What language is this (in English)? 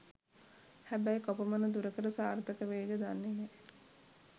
Sinhala